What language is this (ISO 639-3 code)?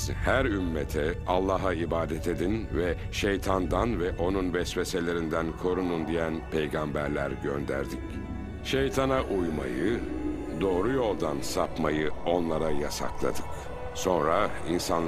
tur